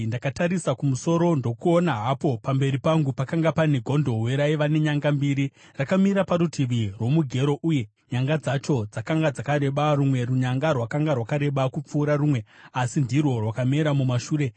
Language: Shona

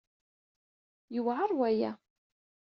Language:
Kabyle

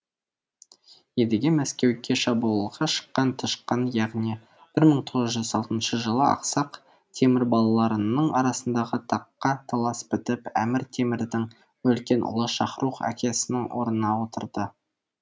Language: Kazakh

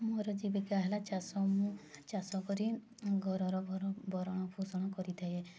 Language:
Odia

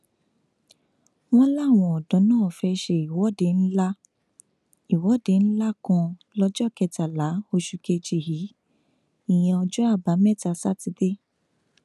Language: Yoruba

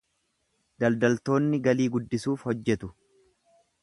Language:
Oromo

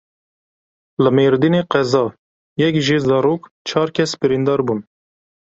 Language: Kurdish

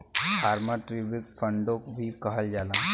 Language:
Bhojpuri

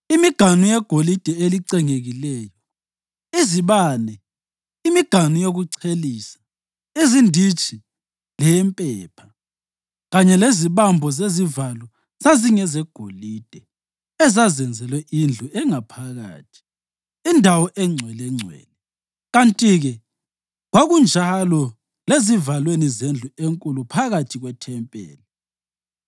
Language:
North Ndebele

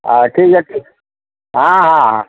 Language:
Odia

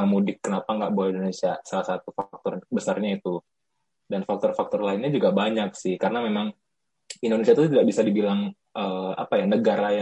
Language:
Indonesian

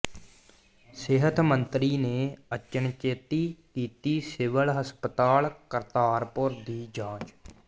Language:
Punjabi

